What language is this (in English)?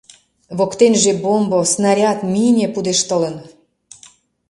Mari